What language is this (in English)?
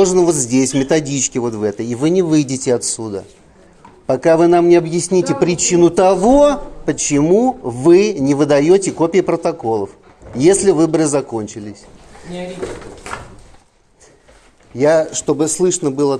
Russian